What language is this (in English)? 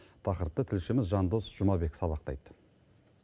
Kazakh